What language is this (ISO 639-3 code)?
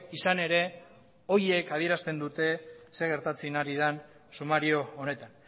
eus